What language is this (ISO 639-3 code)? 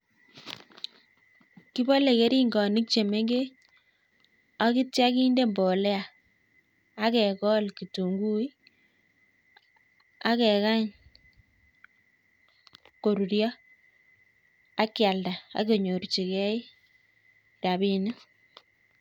kln